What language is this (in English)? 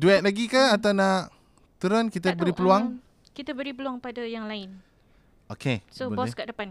Malay